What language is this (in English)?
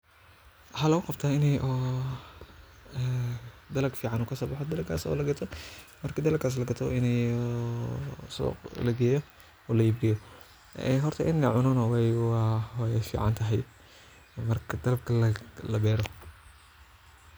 Somali